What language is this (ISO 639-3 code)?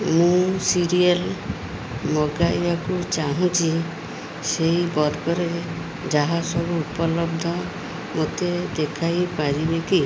ori